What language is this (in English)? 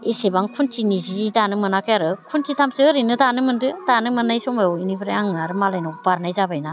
Bodo